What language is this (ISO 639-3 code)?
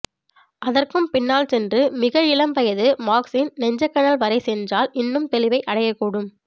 tam